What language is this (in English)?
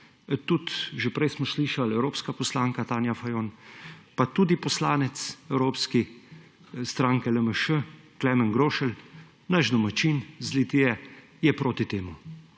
Slovenian